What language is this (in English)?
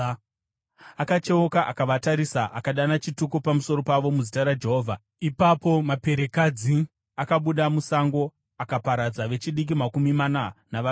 Shona